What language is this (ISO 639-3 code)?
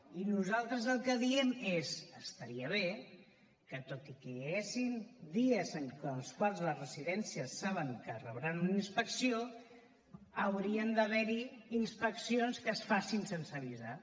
cat